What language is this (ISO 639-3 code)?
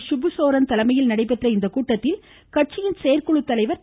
tam